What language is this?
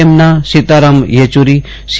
Gujarati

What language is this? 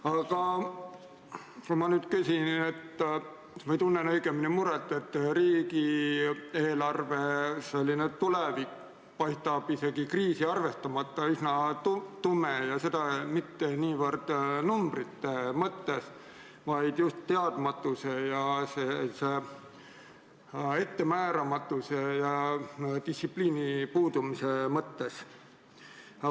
Estonian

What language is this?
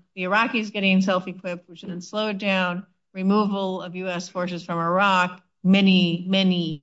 English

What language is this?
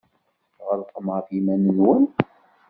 Kabyle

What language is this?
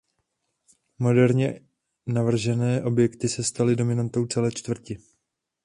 Czech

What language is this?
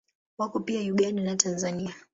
Swahili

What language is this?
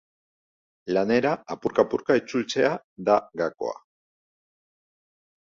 Basque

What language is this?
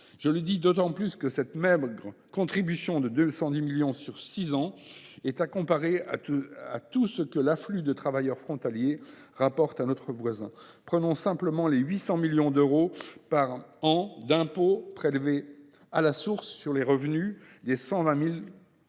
French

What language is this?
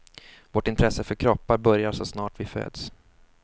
Swedish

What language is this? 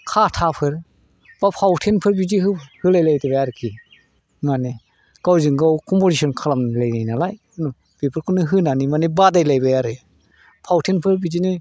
Bodo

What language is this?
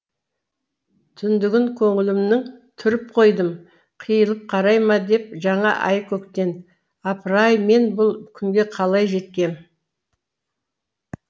Kazakh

